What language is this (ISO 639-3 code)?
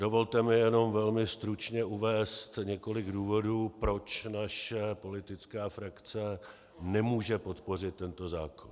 ces